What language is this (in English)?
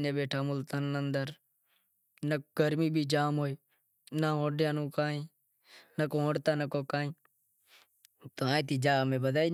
Wadiyara Koli